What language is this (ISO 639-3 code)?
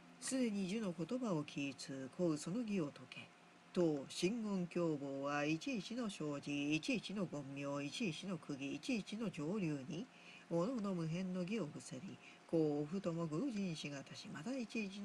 jpn